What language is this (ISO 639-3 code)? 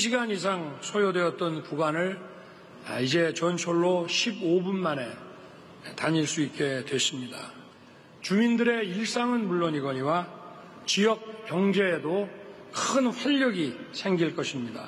kor